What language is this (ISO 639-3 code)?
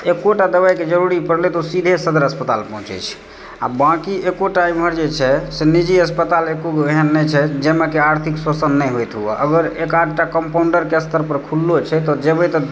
mai